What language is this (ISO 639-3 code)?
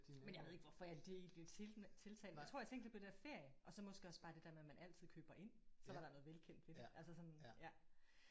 dan